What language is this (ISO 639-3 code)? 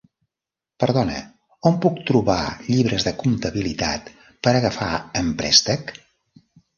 cat